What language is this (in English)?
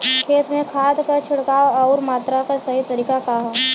Bhojpuri